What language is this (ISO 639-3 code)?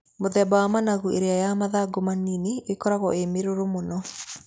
kik